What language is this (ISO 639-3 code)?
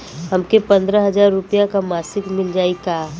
bho